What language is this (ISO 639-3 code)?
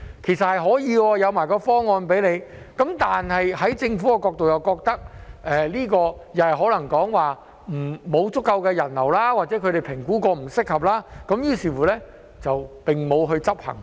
yue